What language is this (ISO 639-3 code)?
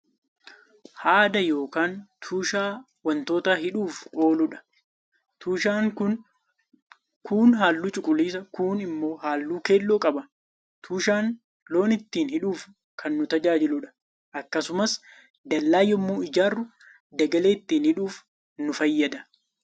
orm